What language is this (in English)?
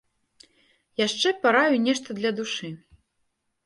Belarusian